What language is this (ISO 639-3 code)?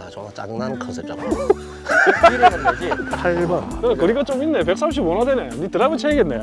kor